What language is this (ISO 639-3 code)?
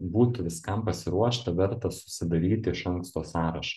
lit